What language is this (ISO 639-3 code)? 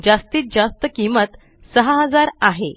mar